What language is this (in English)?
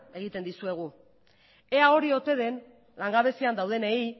Basque